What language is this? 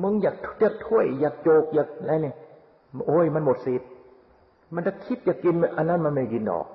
Thai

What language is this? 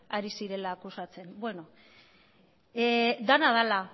Basque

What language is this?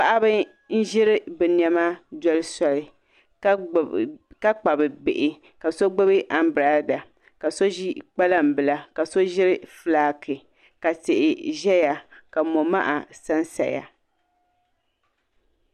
Dagbani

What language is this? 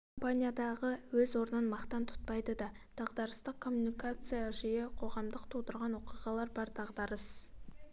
Kazakh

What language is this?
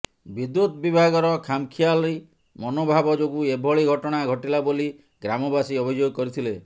Odia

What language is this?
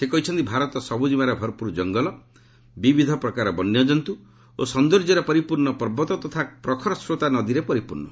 Odia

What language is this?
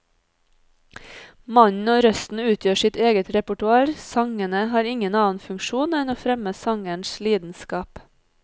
Norwegian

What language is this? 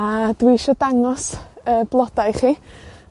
Welsh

